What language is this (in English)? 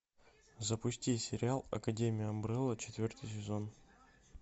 Russian